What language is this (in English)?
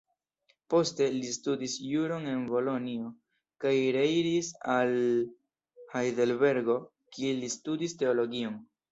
Esperanto